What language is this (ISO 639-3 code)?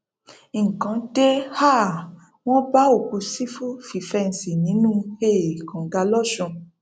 yor